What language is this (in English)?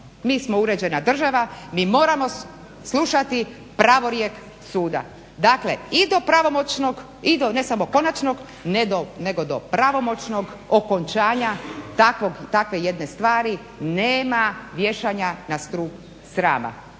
Croatian